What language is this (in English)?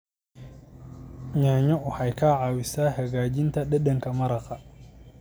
Somali